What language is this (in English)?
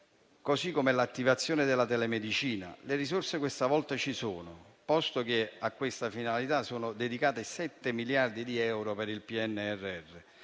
Italian